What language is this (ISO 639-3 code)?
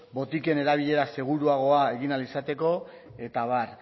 eus